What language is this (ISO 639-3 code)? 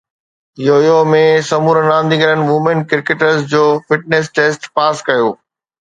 snd